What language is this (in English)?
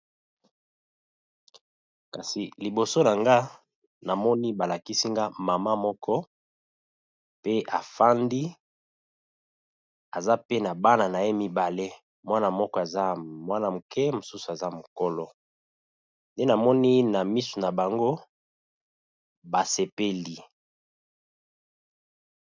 Lingala